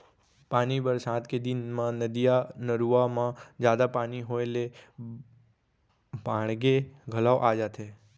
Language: Chhattisgarhi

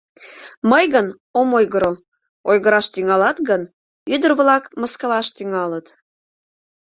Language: Mari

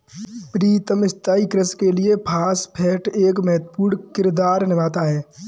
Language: Hindi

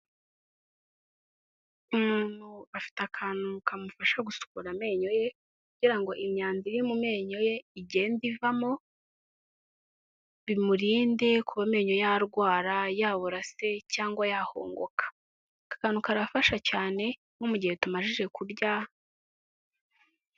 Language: Kinyarwanda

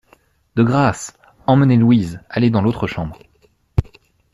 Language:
French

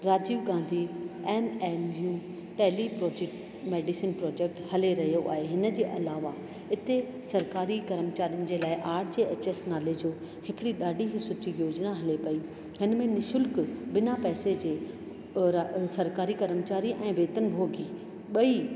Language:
Sindhi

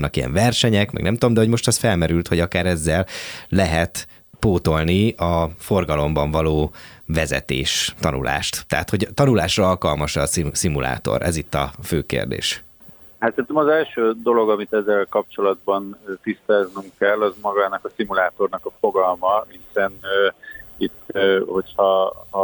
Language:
Hungarian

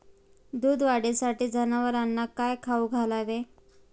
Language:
Marathi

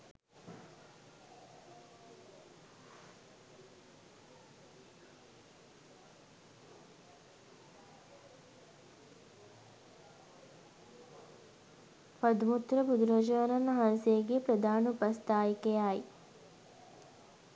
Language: Sinhala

